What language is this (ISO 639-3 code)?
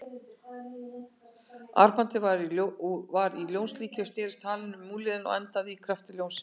isl